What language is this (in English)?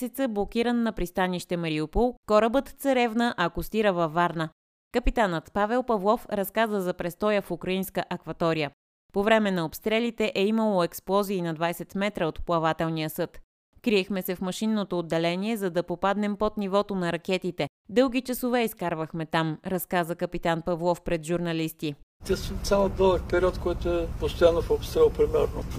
Bulgarian